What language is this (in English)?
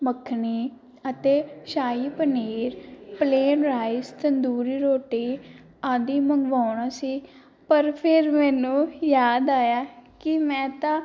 Punjabi